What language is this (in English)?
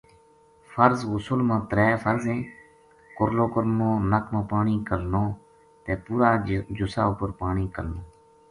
Gujari